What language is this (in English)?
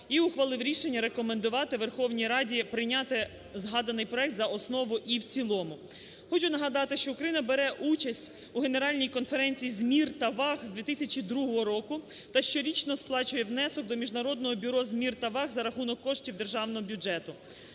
Ukrainian